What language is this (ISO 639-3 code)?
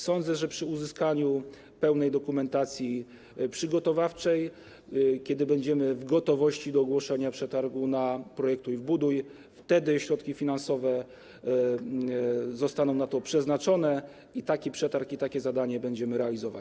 pol